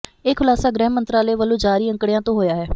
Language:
Punjabi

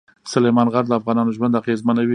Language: Pashto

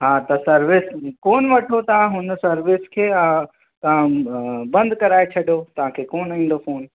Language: Sindhi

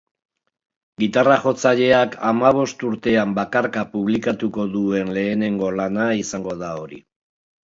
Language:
Basque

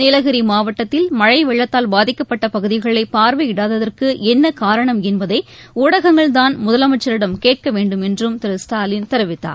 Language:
Tamil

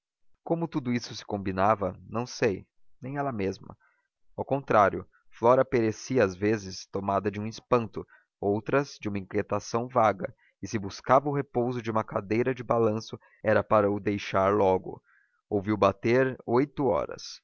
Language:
Portuguese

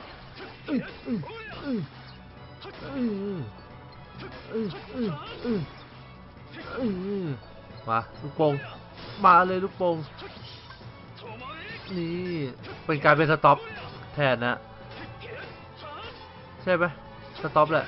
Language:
Thai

